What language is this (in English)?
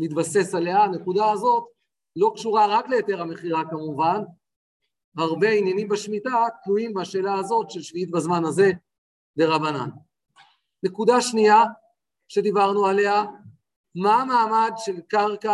Hebrew